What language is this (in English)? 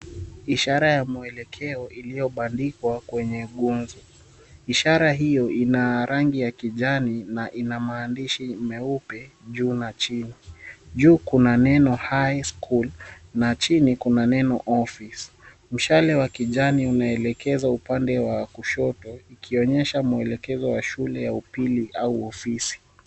Swahili